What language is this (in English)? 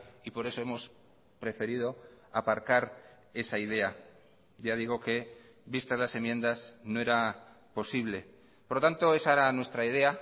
Spanish